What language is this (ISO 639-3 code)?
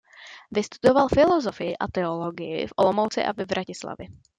ces